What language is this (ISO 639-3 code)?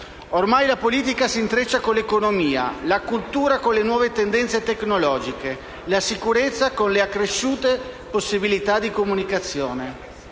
ita